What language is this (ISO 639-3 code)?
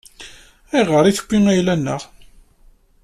kab